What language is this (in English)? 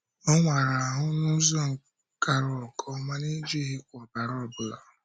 Igbo